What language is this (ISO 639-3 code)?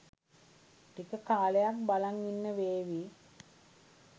sin